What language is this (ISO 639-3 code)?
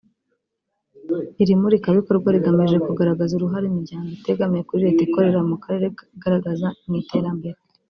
kin